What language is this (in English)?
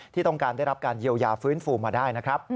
Thai